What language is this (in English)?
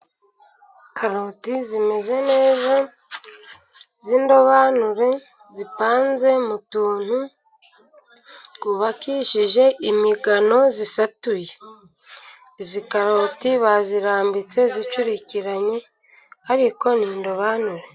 Kinyarwanda